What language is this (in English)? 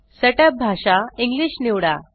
Marathi